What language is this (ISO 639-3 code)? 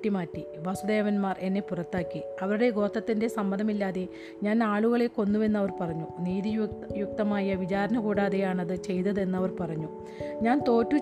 mal